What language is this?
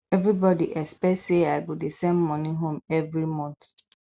Nigerian Pidgin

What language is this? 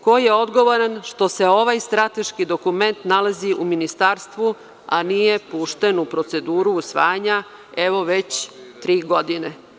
Serbian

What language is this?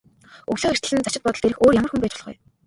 Mongolian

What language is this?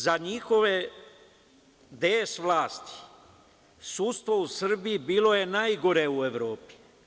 Serbian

